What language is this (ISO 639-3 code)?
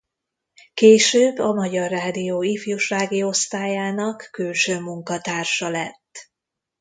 hun